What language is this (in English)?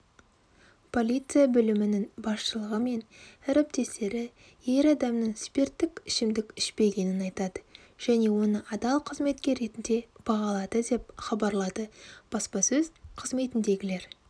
Kazakh